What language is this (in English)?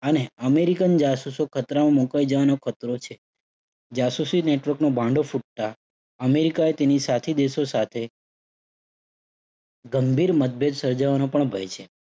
Gujarati